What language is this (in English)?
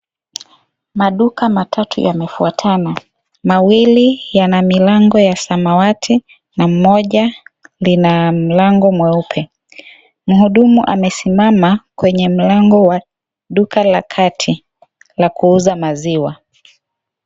Swahili